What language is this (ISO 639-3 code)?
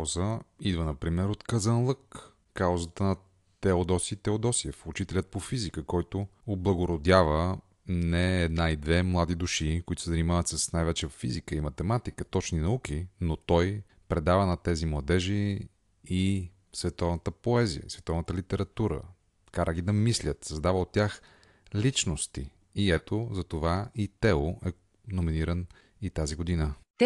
bul